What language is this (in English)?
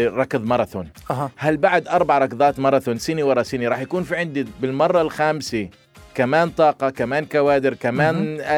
Arabic